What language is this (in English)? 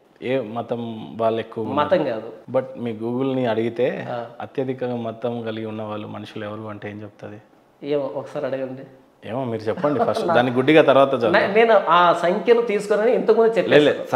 Telugu